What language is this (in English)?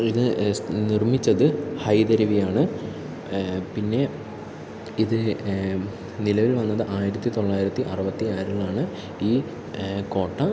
Malayalam